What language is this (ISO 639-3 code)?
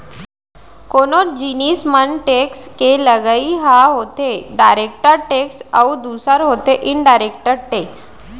hne